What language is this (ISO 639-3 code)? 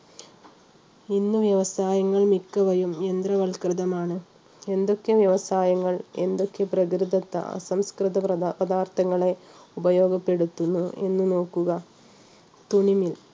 mal